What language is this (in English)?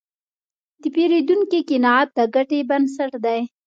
Pashto